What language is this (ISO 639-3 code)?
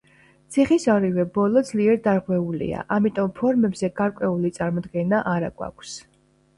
kat